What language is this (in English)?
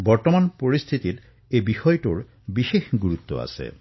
Assamese